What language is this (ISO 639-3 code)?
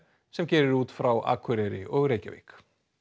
isl